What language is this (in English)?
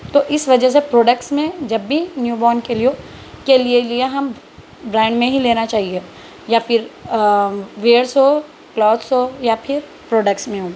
Urdu